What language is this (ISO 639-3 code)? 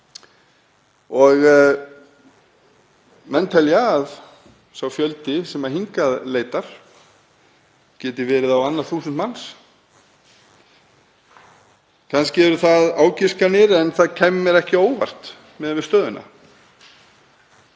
isl